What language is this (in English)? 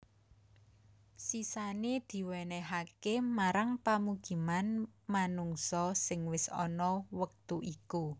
Javanese